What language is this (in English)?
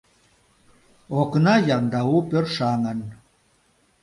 Mari